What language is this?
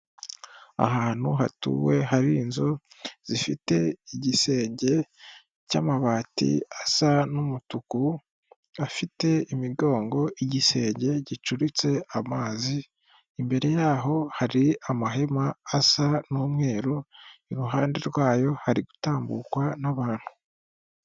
Kinyarwanda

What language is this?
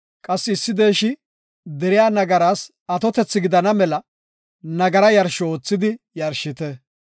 Gofa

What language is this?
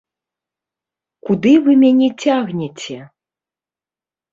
Belarusian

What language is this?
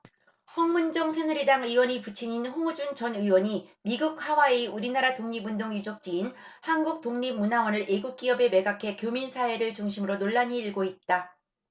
Korean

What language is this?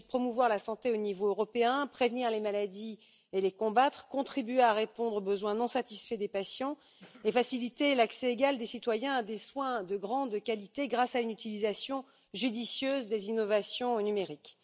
French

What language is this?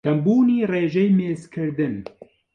Central Kurdish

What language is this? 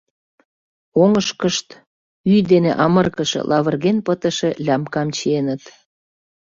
Mari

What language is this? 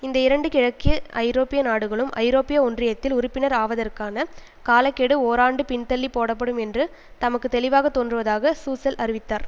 Tamil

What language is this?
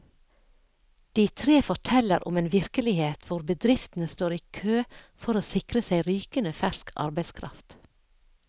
Norwegian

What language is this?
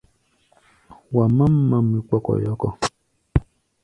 Gbaya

